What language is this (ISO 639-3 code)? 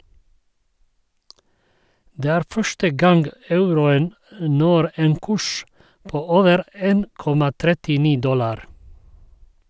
nor